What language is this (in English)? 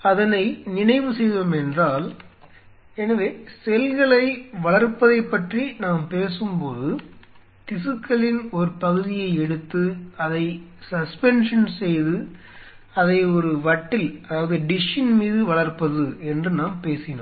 Tamil